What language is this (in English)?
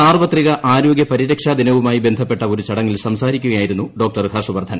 Malayalam